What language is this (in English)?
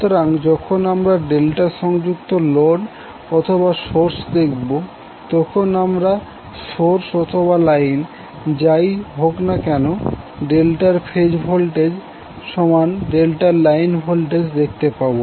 Bangla